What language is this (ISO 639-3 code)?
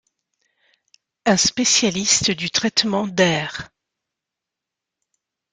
fra